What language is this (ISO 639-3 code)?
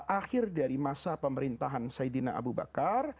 ind